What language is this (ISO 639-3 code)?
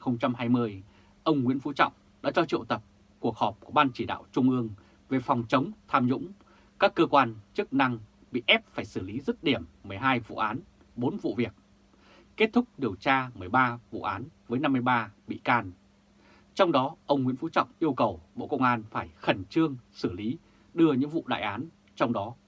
vie